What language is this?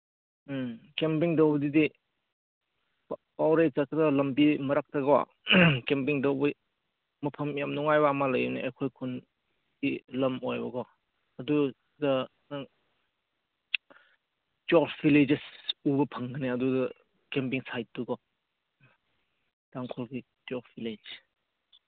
Manipuri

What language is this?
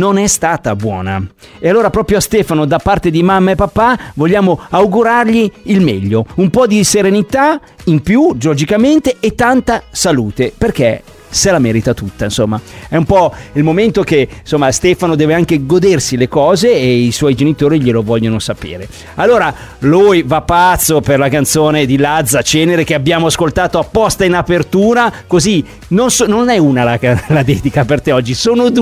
Italian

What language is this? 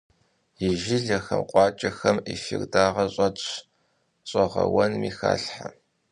Kabardian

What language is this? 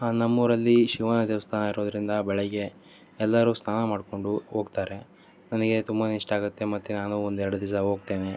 Kannada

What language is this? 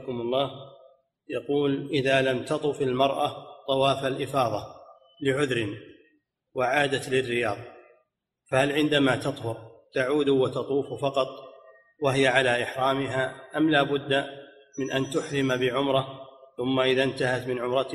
Arabic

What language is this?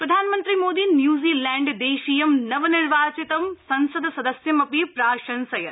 Sanskrit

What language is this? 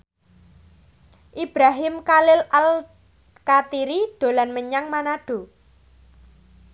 Javanese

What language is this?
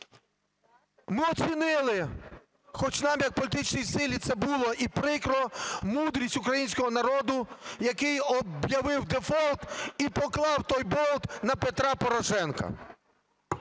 Ukrainian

